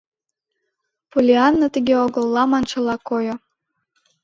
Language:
Mari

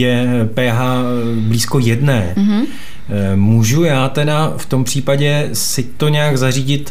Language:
Czech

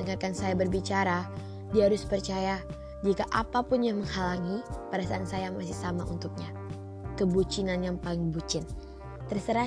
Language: Indonesian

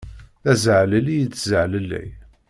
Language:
Kabyle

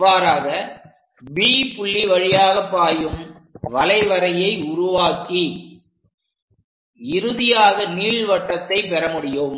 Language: Tamil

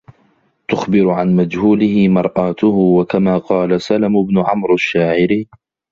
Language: Arabic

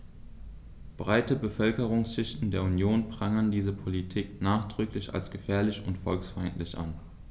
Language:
German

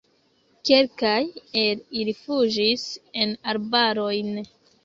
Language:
Esperanto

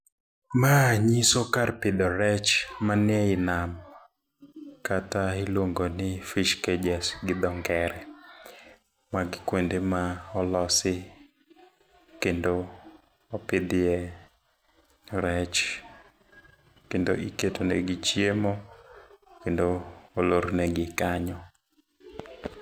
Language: Luo (Kenya and Tanzania)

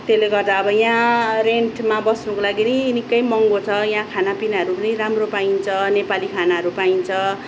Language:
Nepali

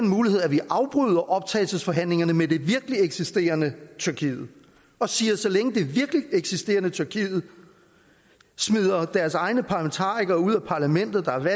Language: Danish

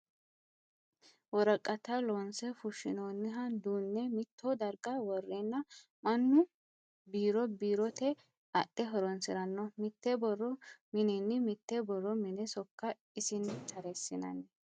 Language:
Sidamo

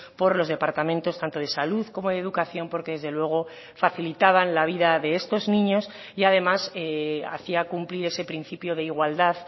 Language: Spanish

